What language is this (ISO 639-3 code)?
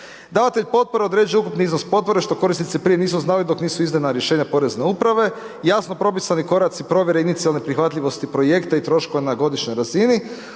hrv